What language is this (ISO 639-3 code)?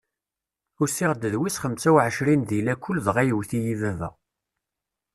kab